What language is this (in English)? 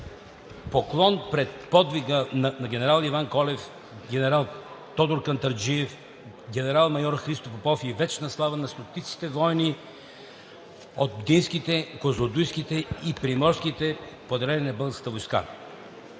Bulgarian